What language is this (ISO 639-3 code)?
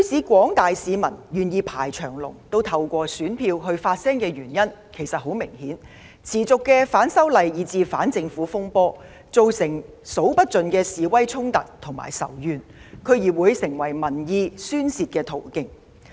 yue